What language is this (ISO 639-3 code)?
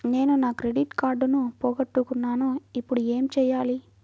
tel